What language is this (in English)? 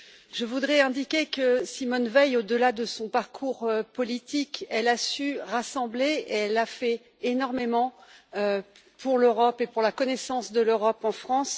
French